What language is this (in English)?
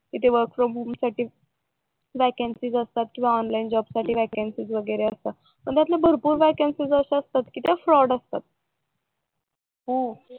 Marathi